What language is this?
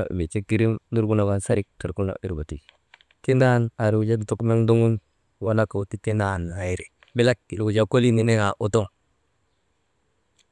Maba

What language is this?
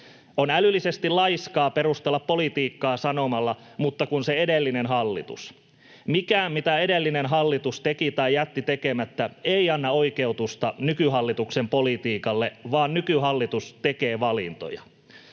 Finnish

